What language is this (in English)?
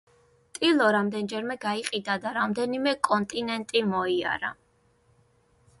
Georgian